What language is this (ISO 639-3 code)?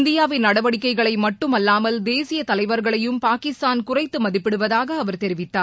tam